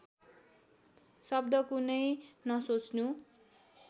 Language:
Nepali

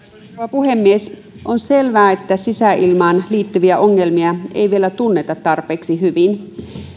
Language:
Finnish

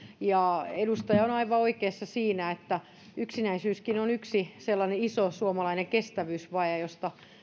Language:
Finnish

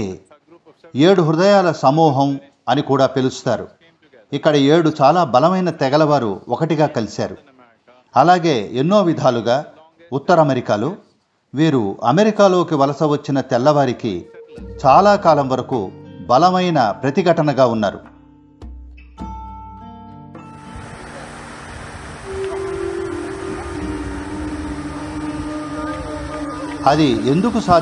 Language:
Hindi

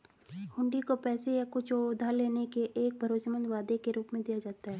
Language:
Hindi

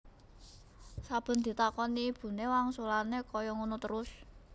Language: Javanese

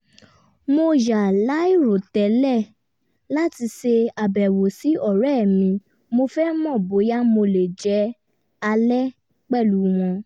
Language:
Yoruba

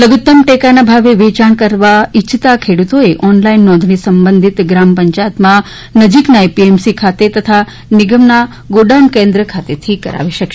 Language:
Gujarati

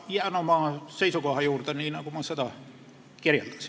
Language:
Estonian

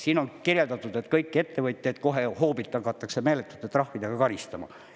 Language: Estonian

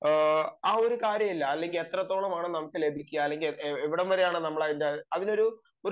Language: Malayalam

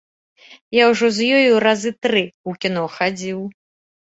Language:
Belarusian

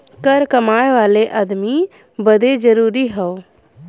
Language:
Bhojpuri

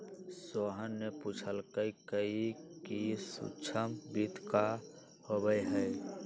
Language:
Magahi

